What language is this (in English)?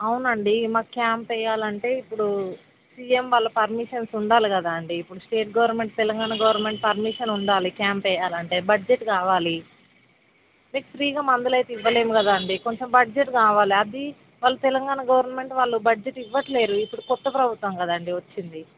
Telugu